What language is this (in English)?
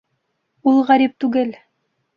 Bashkir